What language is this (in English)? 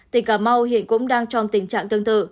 Vietnamese